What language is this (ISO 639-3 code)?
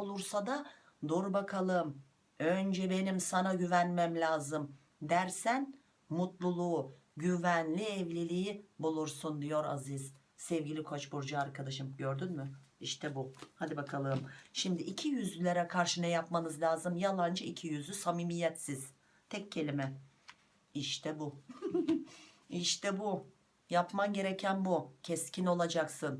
tur